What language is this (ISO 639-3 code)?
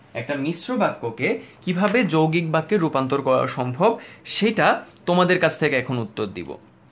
ben